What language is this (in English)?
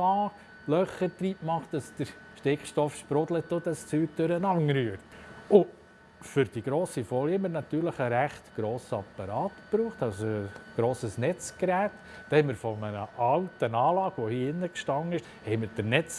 German